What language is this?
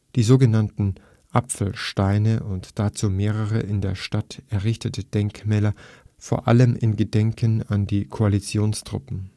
German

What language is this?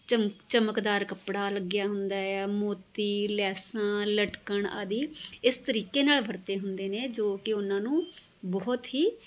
Punjabi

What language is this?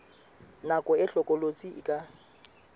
Southern Sotho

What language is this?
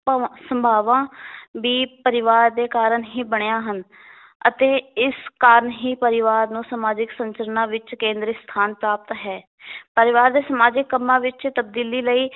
Punjabi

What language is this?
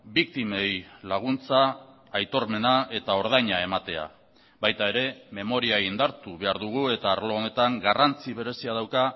Basque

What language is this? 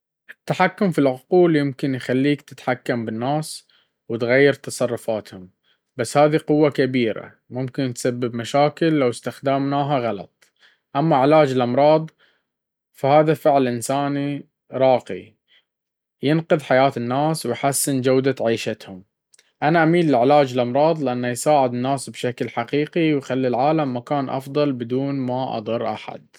Baharna Arabic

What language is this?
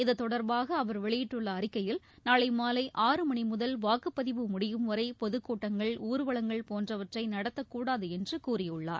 Tamil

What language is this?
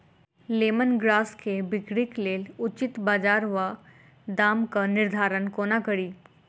Maithili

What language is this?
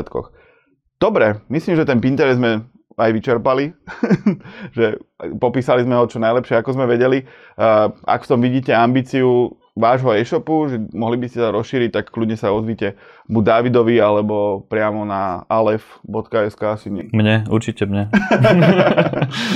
Slovak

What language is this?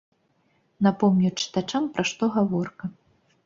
Belarusian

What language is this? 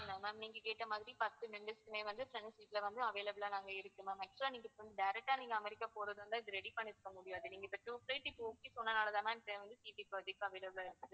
Tamil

